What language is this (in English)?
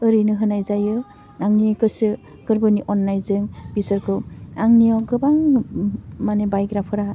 Bodo